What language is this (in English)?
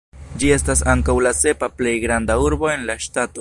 Esperanto